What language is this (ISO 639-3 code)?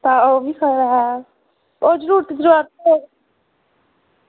doi